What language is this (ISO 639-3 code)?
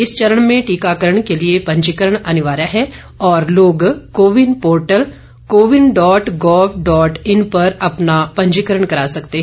hin